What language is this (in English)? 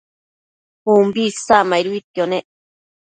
Matsés